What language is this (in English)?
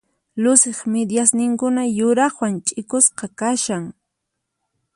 Puno Quechua